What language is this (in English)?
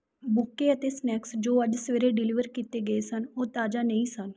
Punjabi